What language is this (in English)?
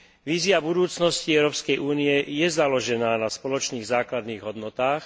Slovak